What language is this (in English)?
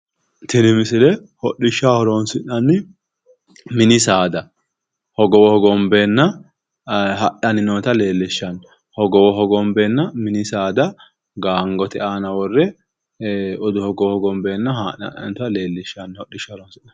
Sidamo